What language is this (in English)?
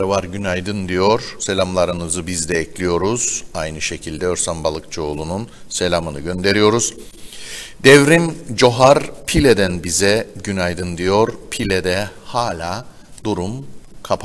Turkish